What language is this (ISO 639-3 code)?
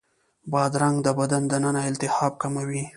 pus